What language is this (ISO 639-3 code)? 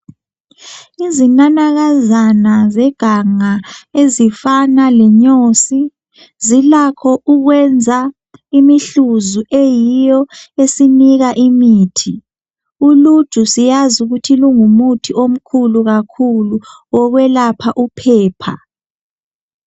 nde